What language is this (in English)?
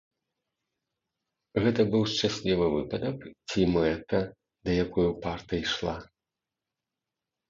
Belarusian